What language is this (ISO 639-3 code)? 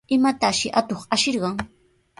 qws